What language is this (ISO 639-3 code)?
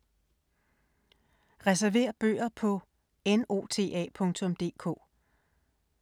dan